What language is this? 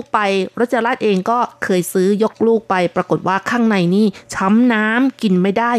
Thai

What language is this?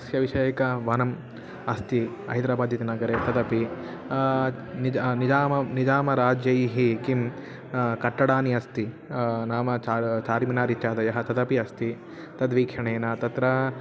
Sanskrit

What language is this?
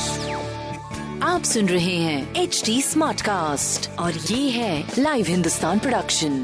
Hindi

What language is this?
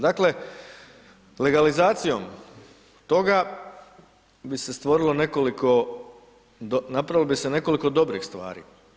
Croatian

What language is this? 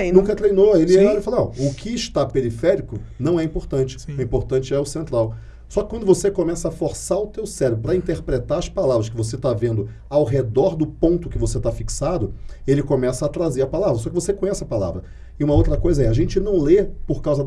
Portuguese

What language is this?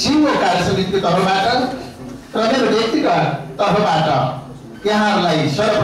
Vietnamese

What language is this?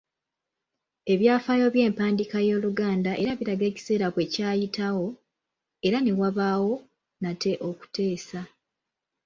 Ganda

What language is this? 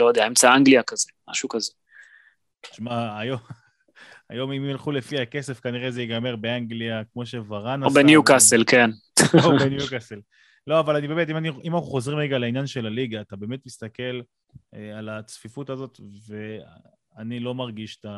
Hebrew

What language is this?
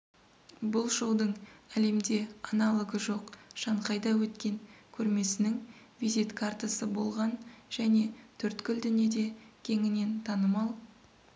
Kazakh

